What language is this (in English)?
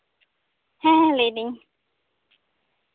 Santali